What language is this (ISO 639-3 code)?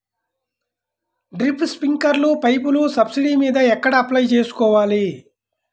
tel